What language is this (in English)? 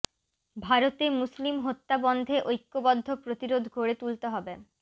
Bangla